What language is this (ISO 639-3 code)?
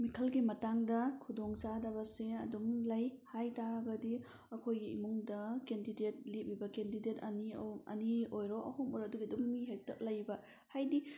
mni